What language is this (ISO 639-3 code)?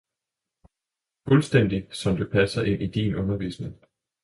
dan